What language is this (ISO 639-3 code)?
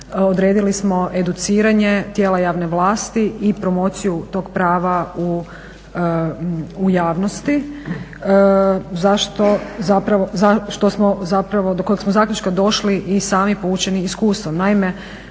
hrv